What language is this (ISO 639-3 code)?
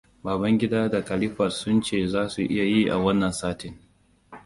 hau